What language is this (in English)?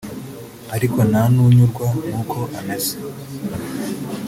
Kinyarwanda